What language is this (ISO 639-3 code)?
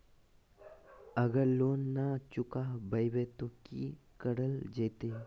mag